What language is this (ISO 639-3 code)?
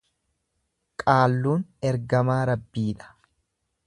orm